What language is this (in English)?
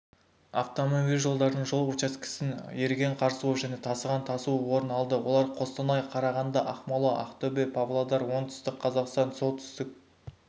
Kazakh